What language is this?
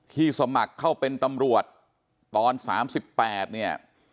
Thai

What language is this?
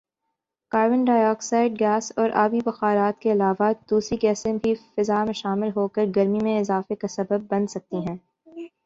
Urdu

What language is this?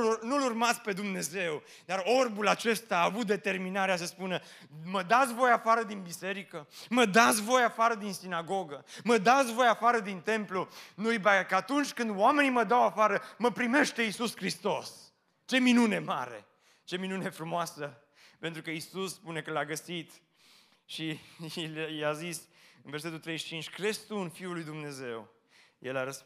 Romanian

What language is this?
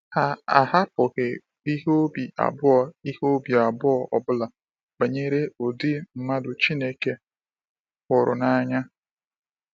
Igbo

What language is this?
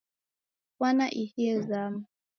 Taita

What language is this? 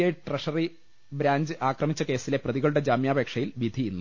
Malayalam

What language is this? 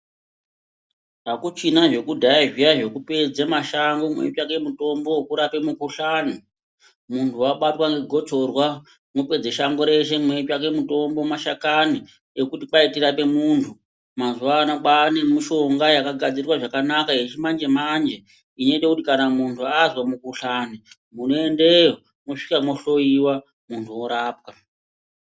Ndau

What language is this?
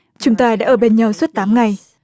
Vietnamese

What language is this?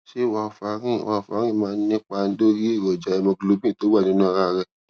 Yoruba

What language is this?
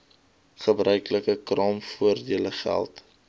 Afrikaans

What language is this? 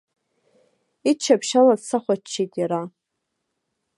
Abkhazian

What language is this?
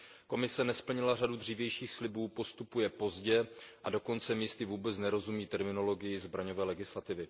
Czech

